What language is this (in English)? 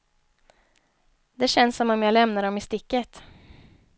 Swedish